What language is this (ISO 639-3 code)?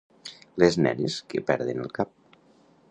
cat